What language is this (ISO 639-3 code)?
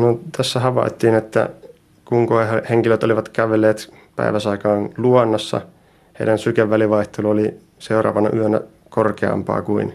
fin